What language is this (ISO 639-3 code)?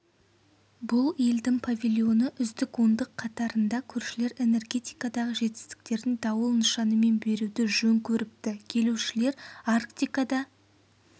kaz